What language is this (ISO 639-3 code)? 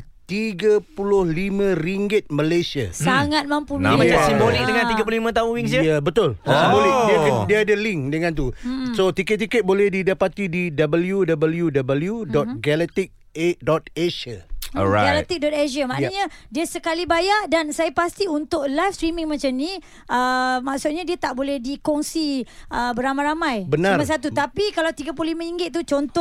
msa